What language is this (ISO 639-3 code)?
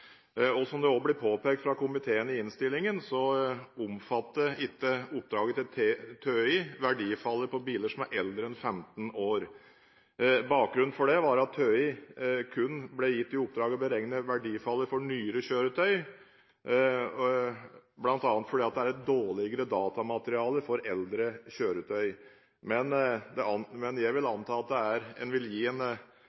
nob